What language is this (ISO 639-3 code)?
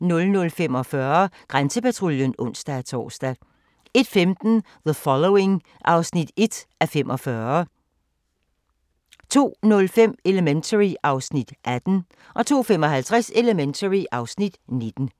dan